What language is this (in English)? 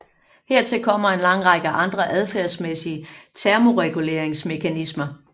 Danish